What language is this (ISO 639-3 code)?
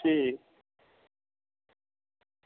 doi